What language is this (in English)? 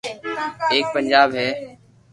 Loarki